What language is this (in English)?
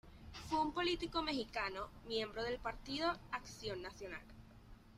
Spanish